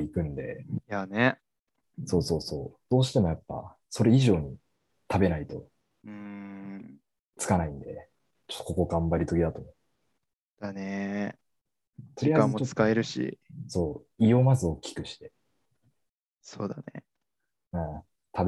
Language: Japanese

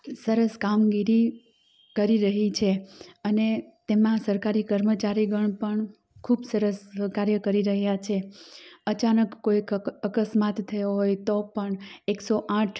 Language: Gujarati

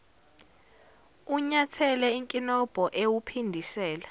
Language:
Zulu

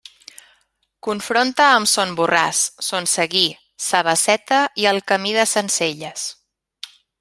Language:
Catalan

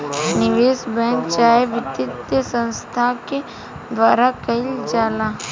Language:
Bhojpuri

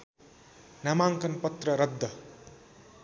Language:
Nepali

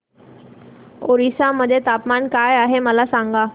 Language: Marathi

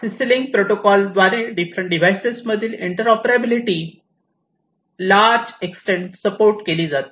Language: Marathi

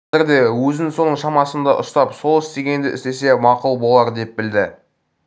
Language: Kazakh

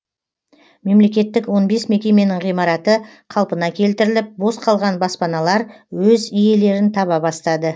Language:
Kazakh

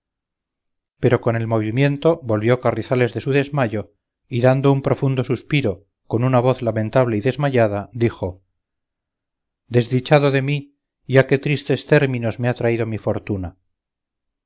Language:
Spanish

